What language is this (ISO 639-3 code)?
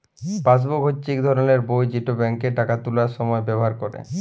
ben